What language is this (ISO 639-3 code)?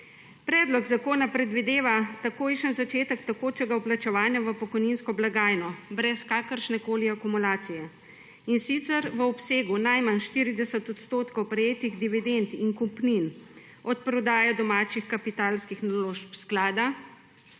slv